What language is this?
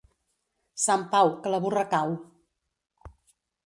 Catalan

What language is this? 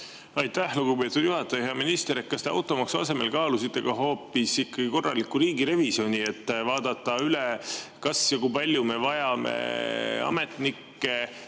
Estonian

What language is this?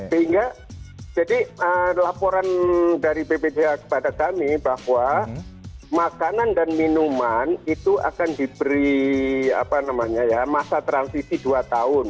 Indonesian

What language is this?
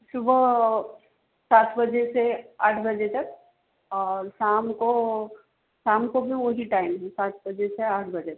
Hindi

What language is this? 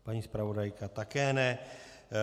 Czech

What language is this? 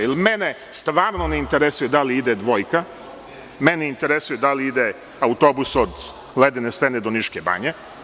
Serbian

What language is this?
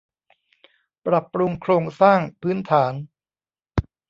Thai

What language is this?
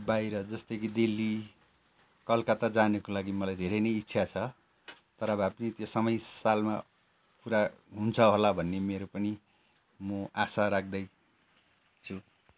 Nepali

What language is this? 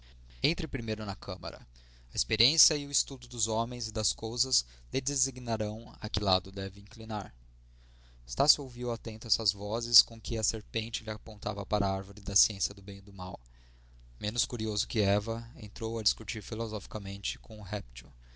Portuguese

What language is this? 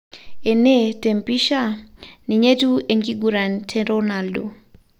Masai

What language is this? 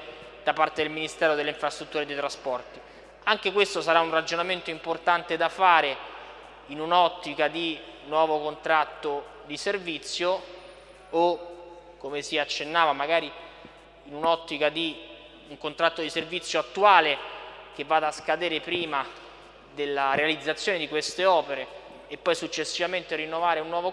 Italian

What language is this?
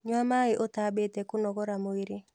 Kikuyu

